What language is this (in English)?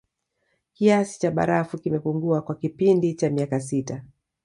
Swahili